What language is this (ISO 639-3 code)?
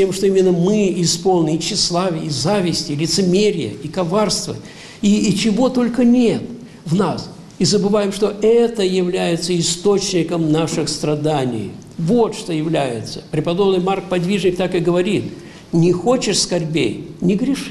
rus